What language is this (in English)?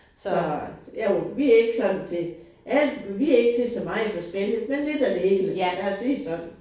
Danish